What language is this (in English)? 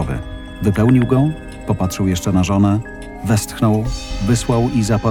Polish